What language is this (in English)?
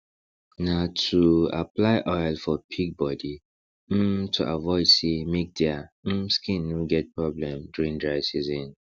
Nigerian Pidgin